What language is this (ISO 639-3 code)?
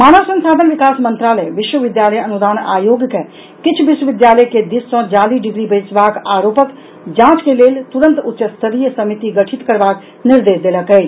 mai